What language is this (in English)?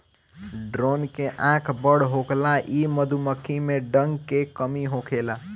Bhojpuri